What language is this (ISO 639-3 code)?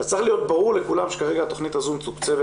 heb